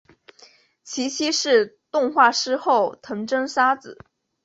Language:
Chinese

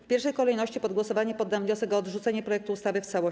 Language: Polish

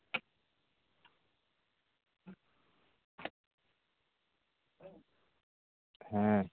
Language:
Santali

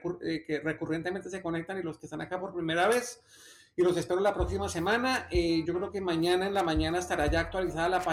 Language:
Spanish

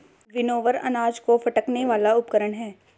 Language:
Hindi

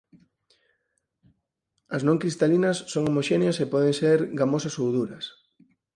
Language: Galician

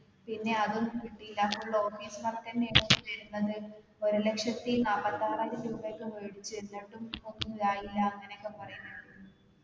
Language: Malayalam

